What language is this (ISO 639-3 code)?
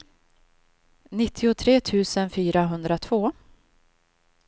swe